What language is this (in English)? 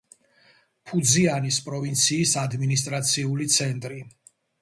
Georgian